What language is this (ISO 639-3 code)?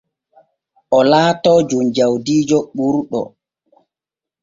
fue